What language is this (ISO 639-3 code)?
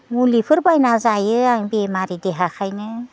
brx